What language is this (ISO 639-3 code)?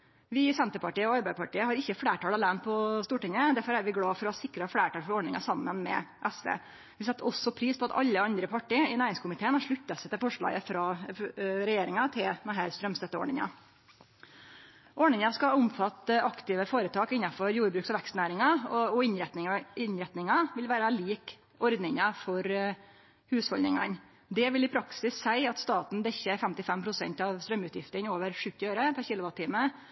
nno